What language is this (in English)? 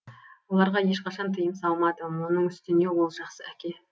Kazakh